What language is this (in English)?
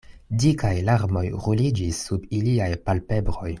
Esperanto